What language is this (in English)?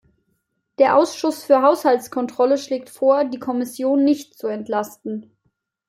German